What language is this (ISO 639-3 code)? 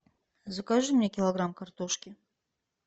rus